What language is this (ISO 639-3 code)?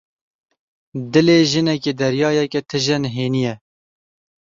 kur